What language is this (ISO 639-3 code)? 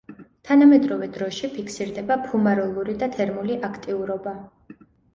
kat